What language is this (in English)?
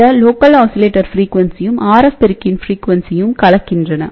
Tamil